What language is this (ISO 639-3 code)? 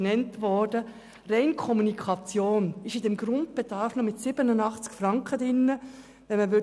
gsw